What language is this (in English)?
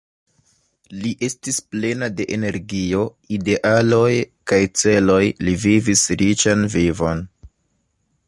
Esperanto